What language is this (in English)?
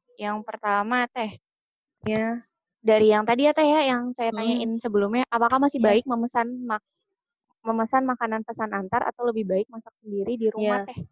Indonesian